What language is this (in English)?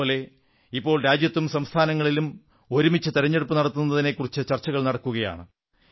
Malayalam